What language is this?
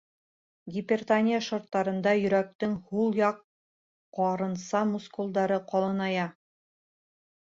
Bashkir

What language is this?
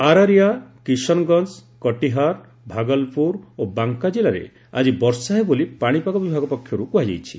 Odia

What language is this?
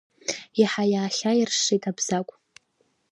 Abkhazian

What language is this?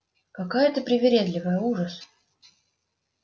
Russian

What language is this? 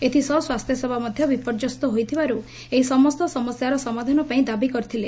Odia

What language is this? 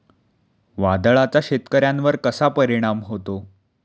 Marathi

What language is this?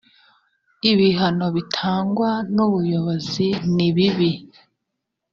Kinyarwanda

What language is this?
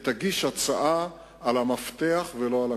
Hebrew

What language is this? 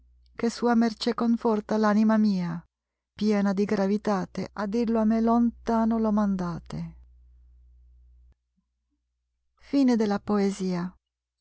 Italian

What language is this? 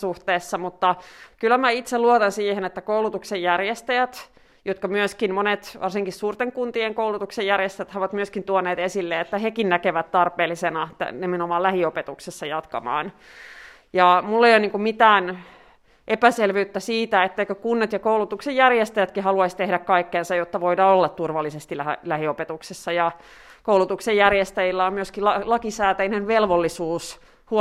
Finnish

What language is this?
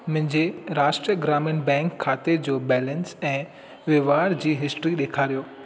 Sindhi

